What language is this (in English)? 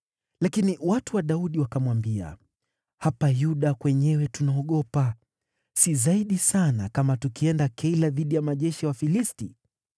Swahili